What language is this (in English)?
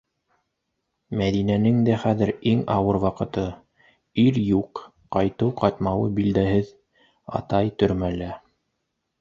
Bashkir